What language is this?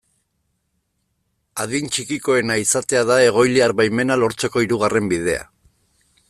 Basque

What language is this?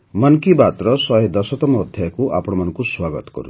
Odia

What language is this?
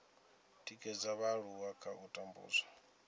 Venda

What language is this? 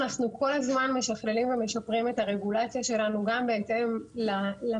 Hebrew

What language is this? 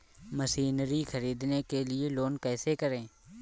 Hindi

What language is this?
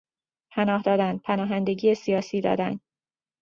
Persian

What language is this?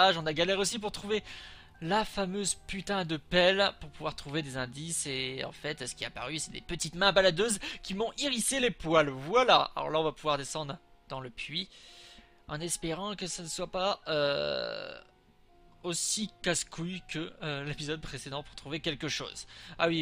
French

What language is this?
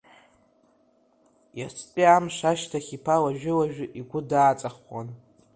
Abkhazian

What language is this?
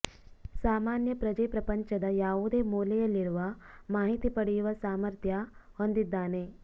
Kannada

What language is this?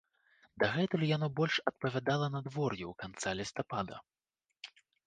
Belarusian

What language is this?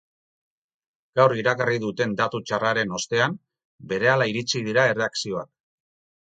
Basque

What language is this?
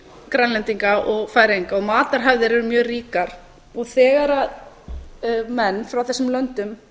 Icelandic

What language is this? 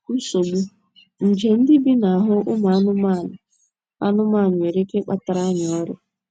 Igbo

